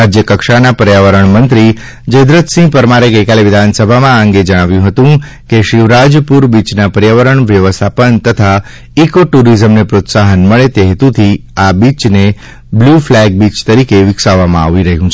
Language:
Gujarati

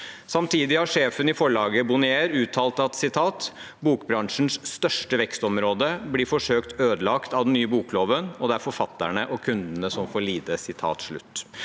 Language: Norwegian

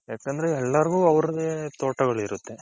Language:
Kannada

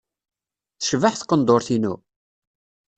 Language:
Kabyle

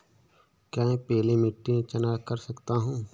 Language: Hindi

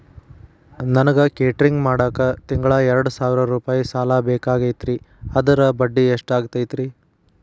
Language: Kannada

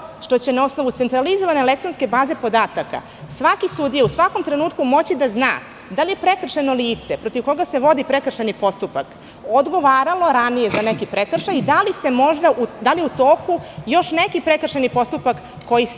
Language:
Serbian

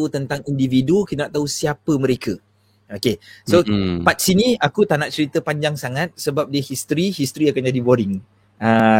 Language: Malay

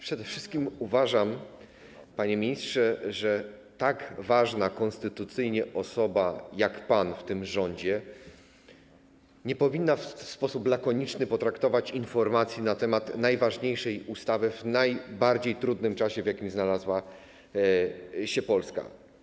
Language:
Polish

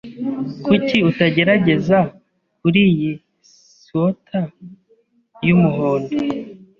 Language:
Kinyarwanda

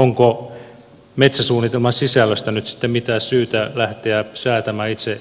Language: Finnish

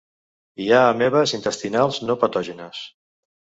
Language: Catalan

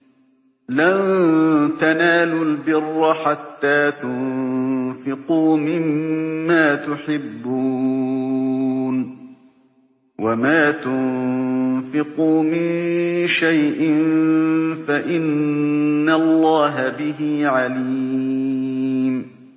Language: Arabic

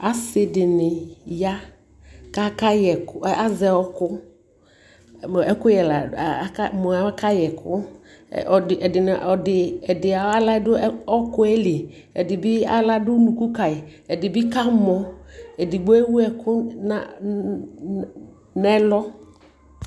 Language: Ikposo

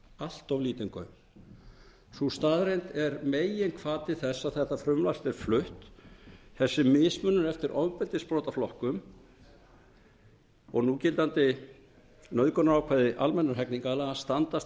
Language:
Icelandic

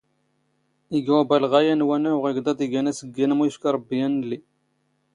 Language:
Standard Moroccan Tamazight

